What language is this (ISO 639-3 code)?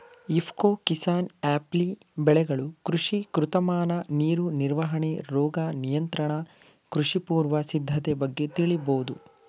kan